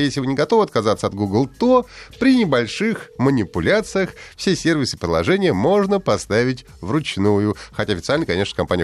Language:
Russian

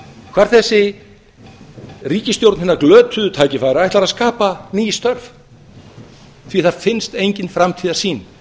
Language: Icelandic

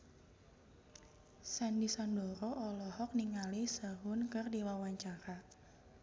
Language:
Sundanese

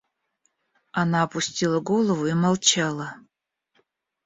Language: Russian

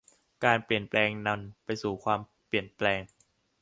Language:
Thai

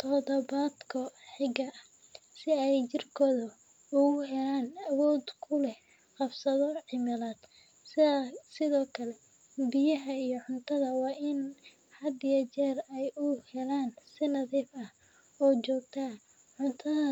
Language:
Somali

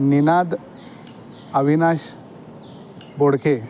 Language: Marathi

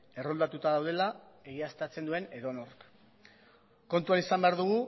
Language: Basque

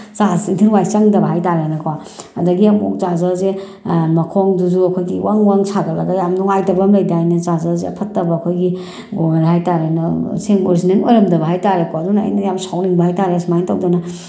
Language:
Manipuri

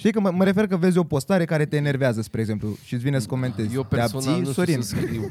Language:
Romanian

